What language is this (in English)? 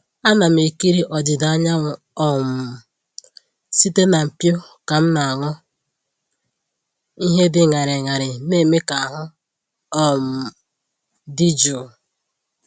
Igbo